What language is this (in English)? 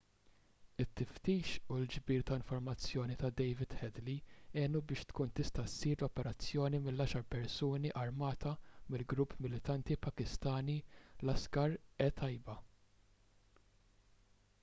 Maltese